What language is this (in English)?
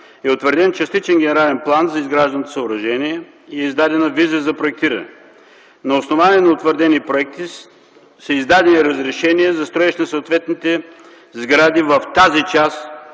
Bulgarian